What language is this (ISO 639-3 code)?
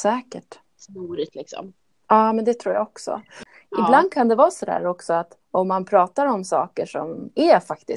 swe